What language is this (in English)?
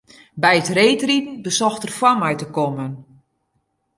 Western Frisian